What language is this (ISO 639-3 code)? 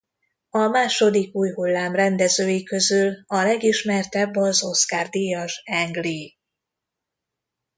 hun